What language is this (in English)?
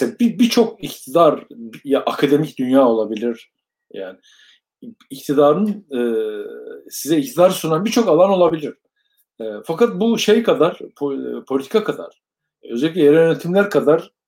Turkish